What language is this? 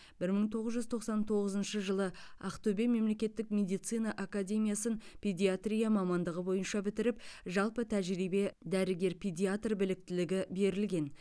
Kazakh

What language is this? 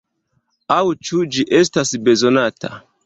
Esperanto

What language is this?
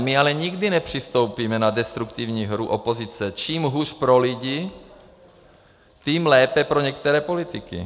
Czech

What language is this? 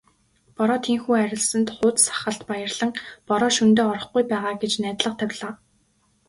Mongolian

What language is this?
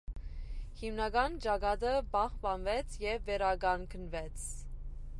Armenian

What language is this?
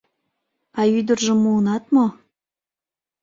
Mari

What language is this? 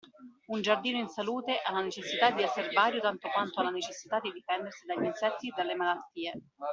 Italian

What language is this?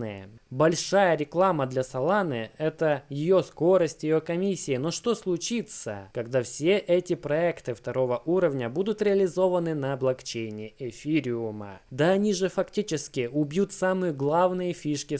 Russian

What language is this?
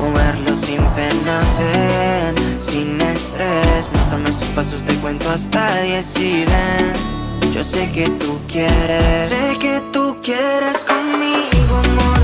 Polish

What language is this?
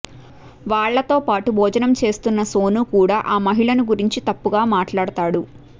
Telugu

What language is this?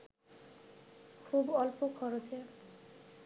Bangla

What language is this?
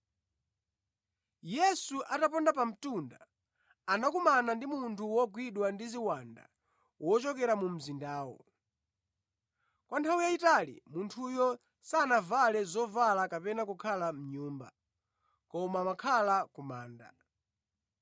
Nyanja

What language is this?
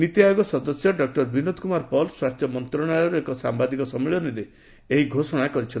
Odia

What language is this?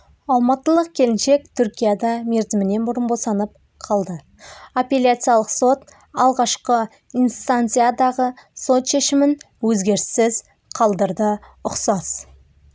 Kazakh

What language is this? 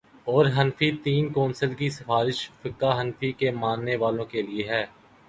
Urdu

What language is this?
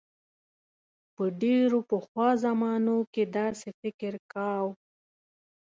Pashto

